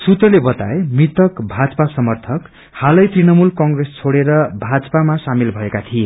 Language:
Nepali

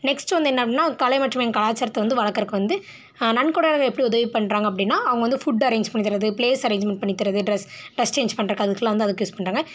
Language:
Tamil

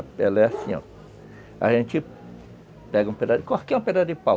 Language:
Portuguese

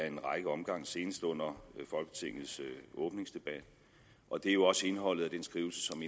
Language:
Danish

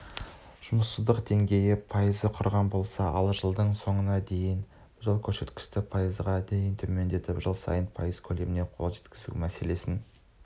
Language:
Kazakh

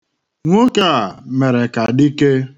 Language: Igbo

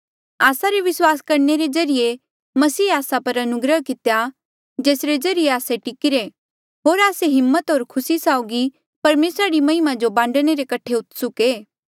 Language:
Mandeali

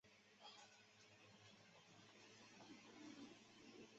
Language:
Chinese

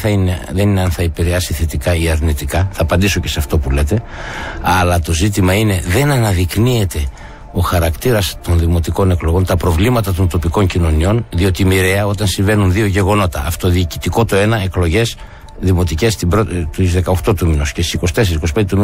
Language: Greek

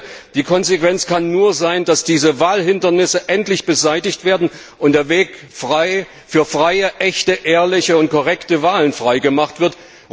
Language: German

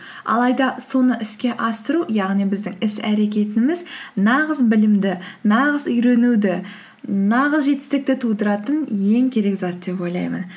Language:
Kazakh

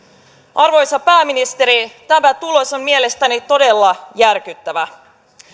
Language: Finnish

